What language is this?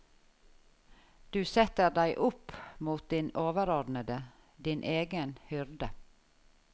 Norwegian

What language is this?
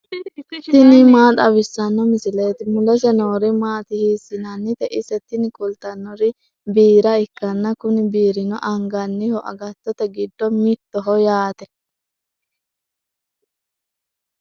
Sidamo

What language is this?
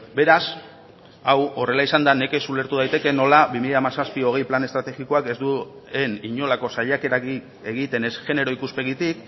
Basque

